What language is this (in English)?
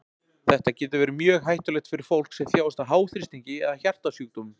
Icelandic